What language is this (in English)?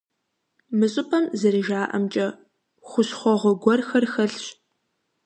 Kabardian